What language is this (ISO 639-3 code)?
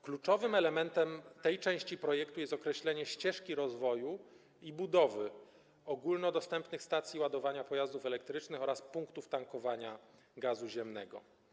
pol